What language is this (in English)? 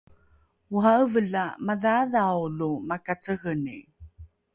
Rukai